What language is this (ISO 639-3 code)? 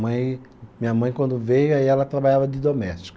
por